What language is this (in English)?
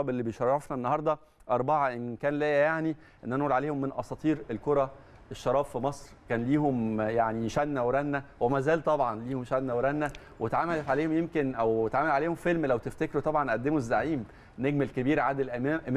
Arabic